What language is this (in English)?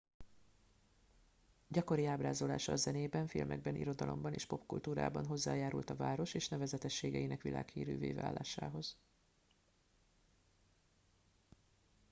Hungarian